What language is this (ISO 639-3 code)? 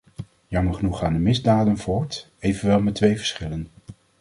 nld